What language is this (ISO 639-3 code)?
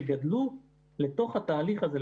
heb